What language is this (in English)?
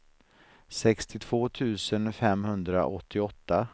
Swedish